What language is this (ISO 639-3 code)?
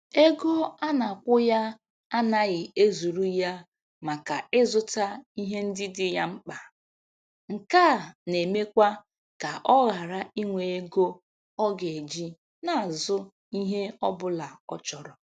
ibo